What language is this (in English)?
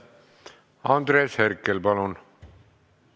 Estonian